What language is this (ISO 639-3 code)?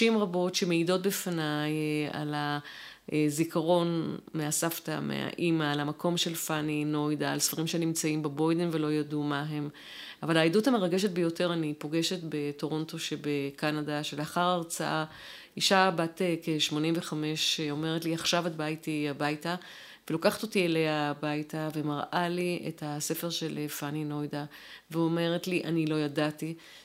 heb